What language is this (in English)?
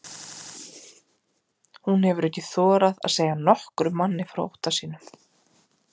Icelandic